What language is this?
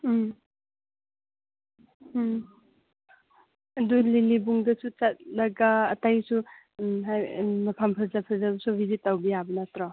Manipuri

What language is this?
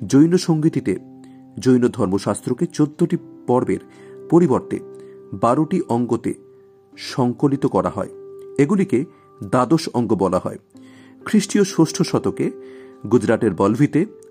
Bangla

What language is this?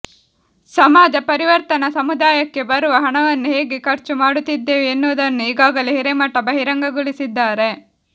Kannada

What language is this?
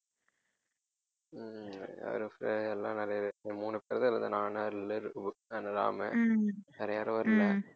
Tamil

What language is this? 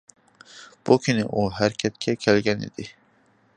Uyghur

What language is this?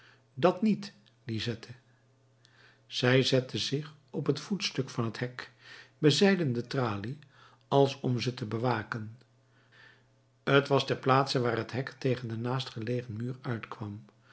Dutch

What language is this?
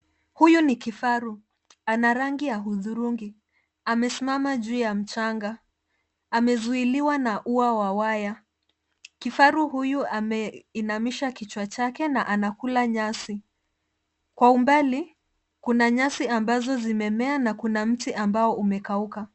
Swahili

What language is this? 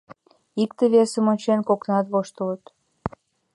Mari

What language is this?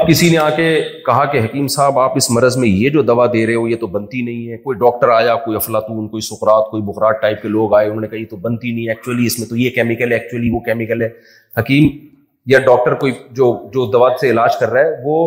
Urdu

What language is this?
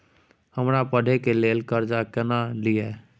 Maithili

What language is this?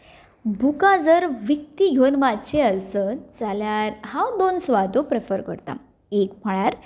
Konkani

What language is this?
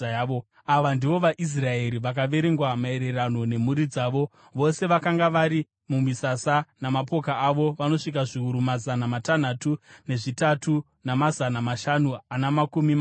Shona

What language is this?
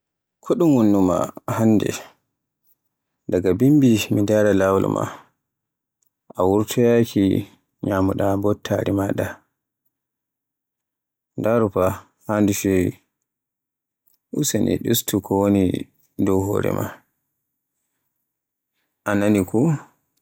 Borgu Fulfulde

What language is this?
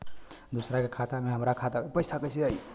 Bhojpuri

